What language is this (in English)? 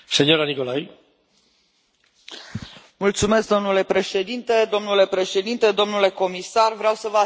Romanian